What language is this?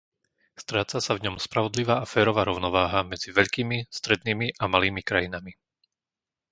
Slovak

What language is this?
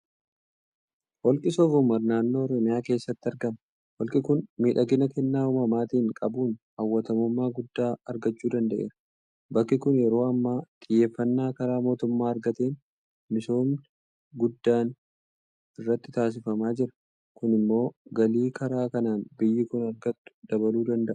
Oromo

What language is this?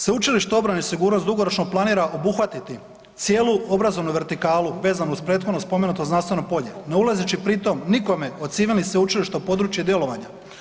Croatian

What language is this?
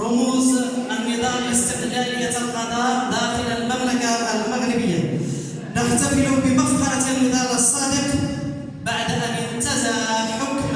Arabic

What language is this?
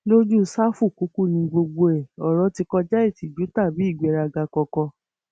Yoruba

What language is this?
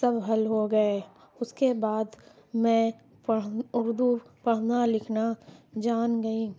Urdu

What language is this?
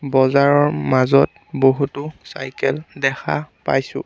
Assamese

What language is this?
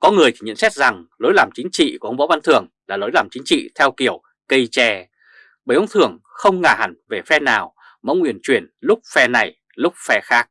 Vietnamese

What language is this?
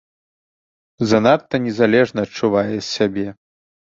Belarusian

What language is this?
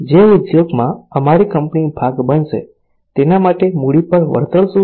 Gujarati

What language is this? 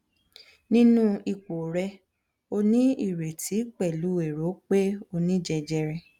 Yoruba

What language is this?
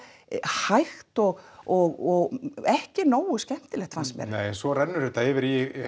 Icelandic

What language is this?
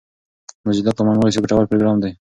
Pashto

